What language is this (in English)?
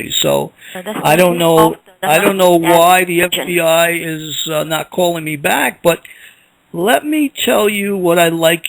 English